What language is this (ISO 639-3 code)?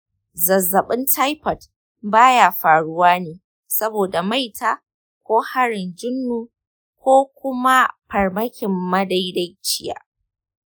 hau